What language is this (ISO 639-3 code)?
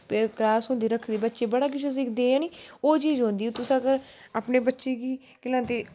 doi